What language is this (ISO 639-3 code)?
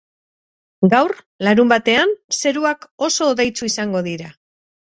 eus